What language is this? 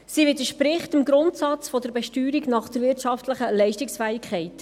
Swiss German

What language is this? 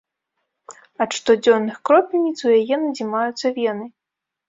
Belarusian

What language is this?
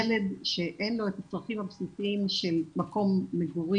Hebrew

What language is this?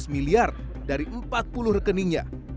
Indonesian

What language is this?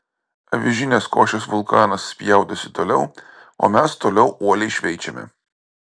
Lithuanian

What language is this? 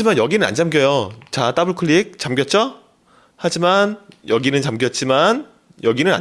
Korean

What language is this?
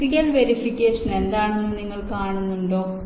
Malayalam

